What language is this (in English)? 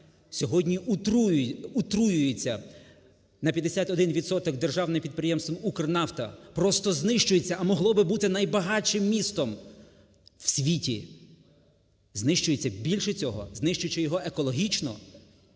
Ukrainian